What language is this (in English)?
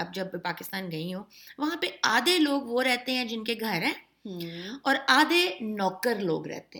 Urdu